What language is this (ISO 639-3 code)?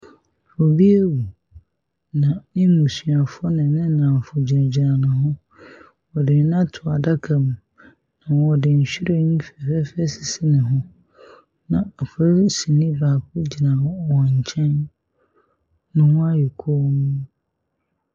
aka